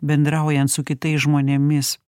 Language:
Lithuanian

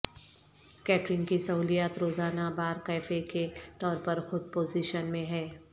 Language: Urdu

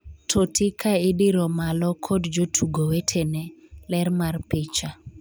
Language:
Luo (Kenya and Tanzania)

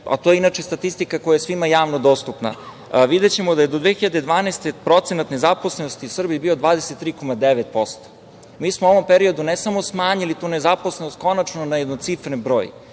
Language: Serbian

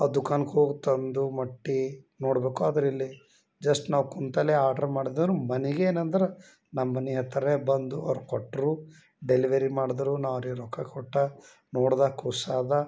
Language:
Kannada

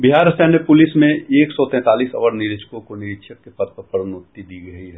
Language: Hindi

